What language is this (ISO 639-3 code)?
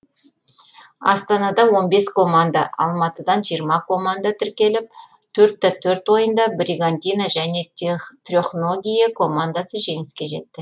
kaz